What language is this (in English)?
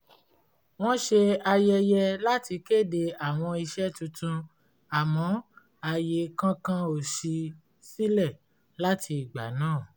Yoruba